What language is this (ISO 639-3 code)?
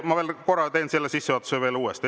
est